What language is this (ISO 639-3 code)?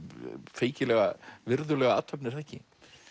isl